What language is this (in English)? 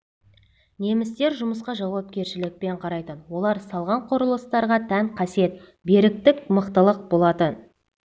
Kazakh